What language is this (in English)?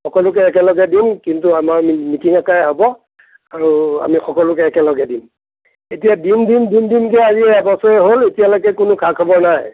Assamese